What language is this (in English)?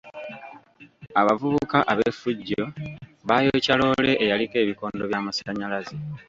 Ganda